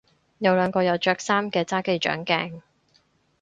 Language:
Cantonese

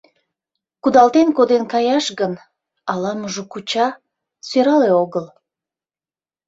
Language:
Mari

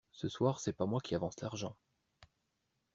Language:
French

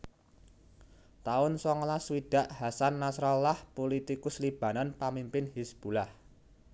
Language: Javanese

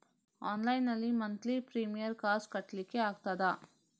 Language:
Kannada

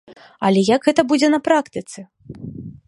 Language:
Belarusian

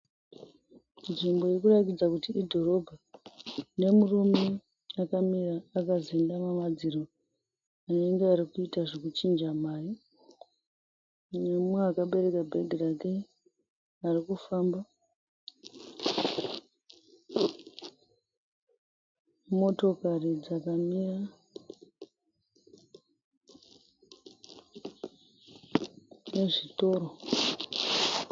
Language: Shona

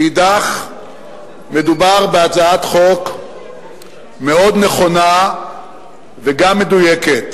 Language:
Hebrew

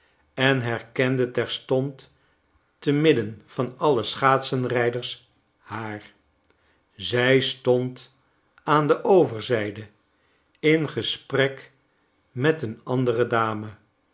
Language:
Dutch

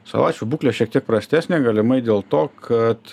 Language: Lithuanian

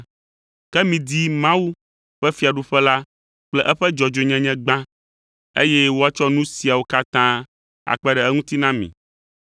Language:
Ewe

